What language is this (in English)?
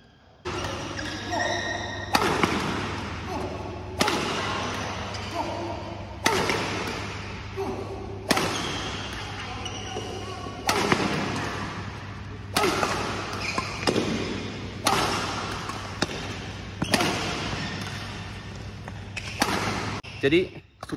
Malay